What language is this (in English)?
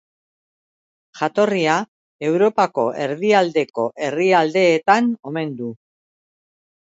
Basque